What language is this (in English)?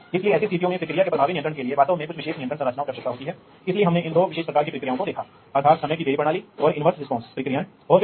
Hindi